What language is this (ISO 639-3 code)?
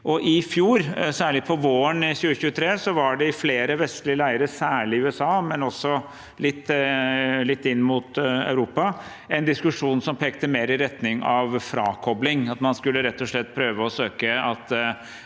nor